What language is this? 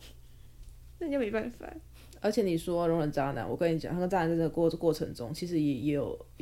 Chinese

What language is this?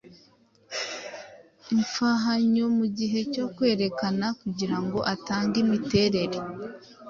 Kinyarwanda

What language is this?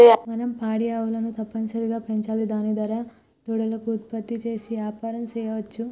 Telugu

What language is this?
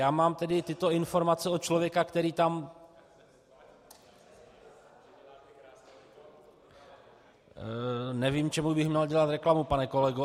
Czech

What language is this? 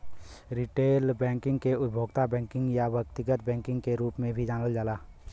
Bhojpuri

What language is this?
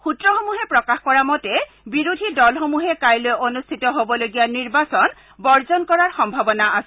Assamese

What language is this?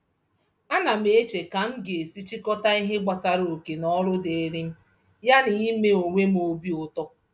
Igbo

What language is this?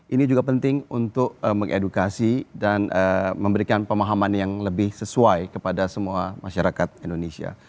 Indonesian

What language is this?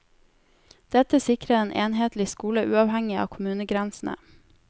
Norwegian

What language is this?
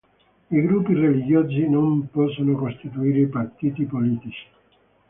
Italian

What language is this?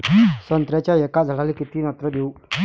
Marathi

